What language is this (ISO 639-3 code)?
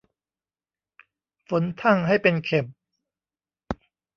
tha